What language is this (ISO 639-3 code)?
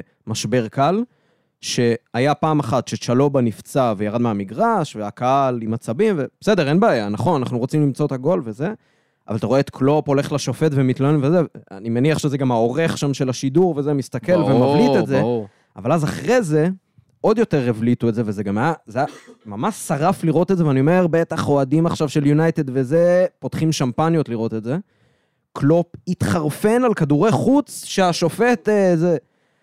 heb